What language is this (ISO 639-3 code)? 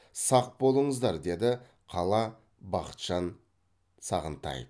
kaz